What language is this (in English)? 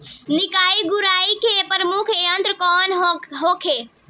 Bhojpuri